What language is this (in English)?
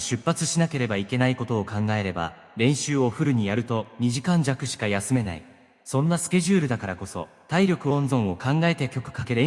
Japanese